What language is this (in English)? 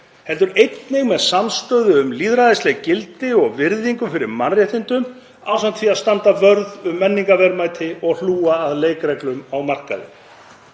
Icelandic